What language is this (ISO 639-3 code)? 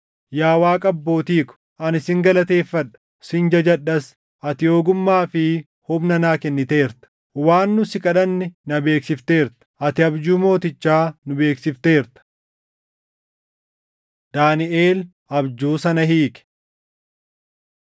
orm